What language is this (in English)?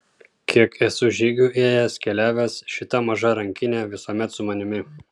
Lithuanian